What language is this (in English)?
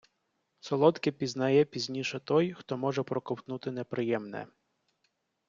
Ukrainian